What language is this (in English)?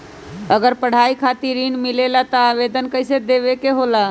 Magahi